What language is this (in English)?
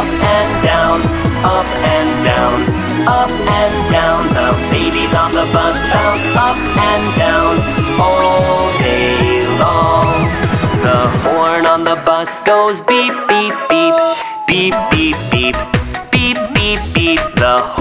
English